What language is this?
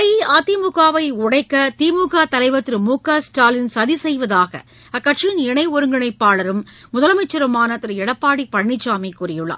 Tamil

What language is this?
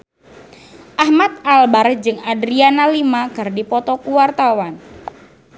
Sundanese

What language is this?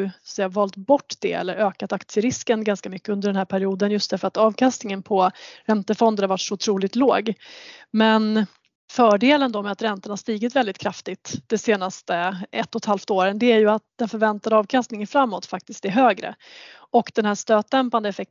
Swedish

